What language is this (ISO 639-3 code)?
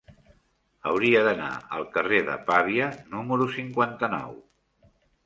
cat